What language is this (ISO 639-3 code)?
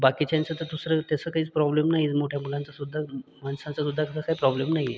mar